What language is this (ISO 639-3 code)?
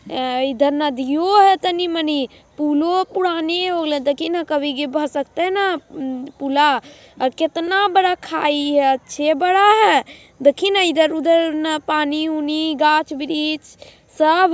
mag